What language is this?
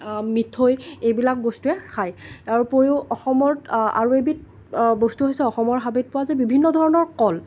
Assamese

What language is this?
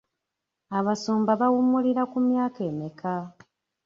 Ganda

